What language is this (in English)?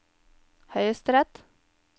Norwegian